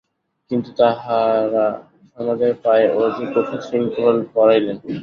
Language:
Bangla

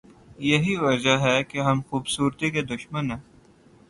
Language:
Urdu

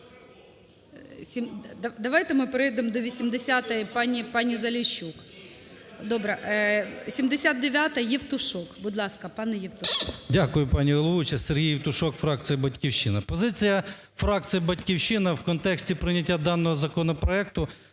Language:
Ukrainian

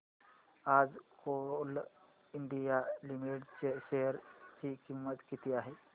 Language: Marathi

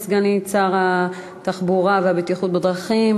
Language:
Hebrew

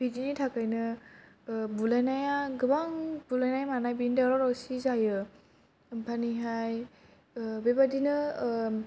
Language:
Bodo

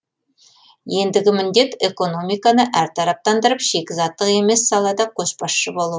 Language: Kazakh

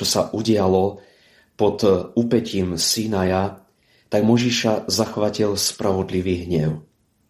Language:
Slovak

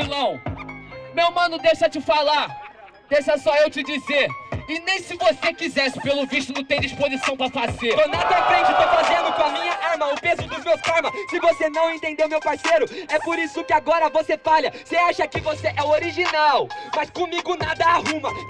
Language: Portuguese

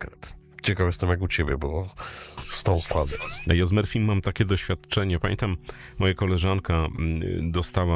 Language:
Polish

